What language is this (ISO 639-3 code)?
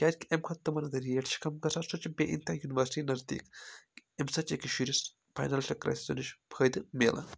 kas